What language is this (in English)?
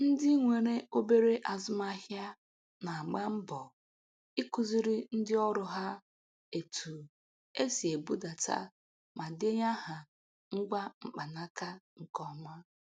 Igbo